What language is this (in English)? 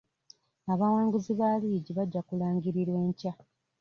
Ganda